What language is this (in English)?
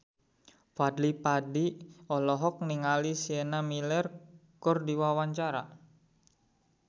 Sundanese